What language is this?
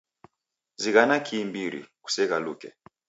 Taita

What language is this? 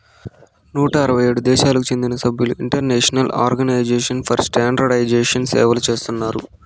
Telugu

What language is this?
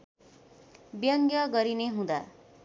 Nepali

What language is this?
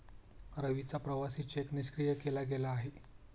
Marathi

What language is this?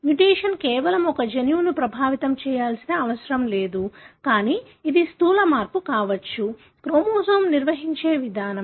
Telugu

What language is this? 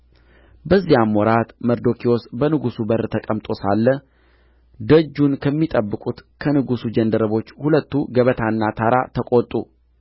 Amharic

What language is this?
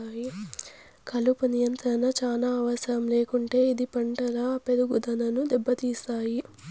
Telugu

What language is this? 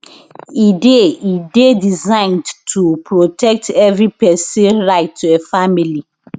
Nigerian Pidgin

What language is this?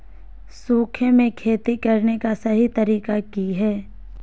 Magahi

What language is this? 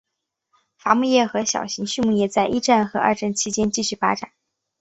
Chinese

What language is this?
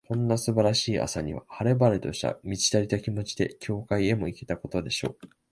Japanese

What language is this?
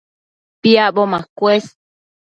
Matsés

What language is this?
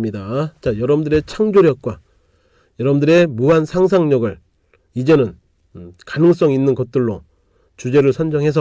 Korean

